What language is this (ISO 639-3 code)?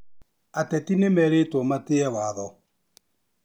kik